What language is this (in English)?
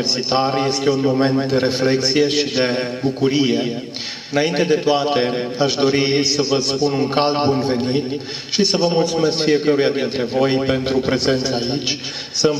Romanian